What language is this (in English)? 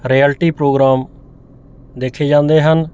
Punjabi